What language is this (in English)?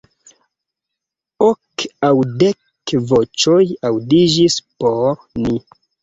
Esperanto